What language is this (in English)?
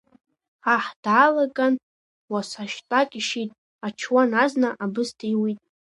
Abkhazian